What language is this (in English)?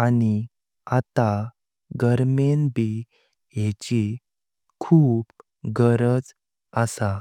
Konkani